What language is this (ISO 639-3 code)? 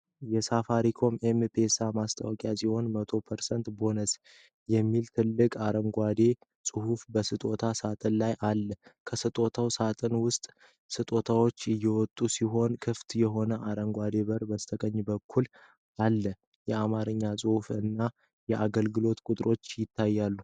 amh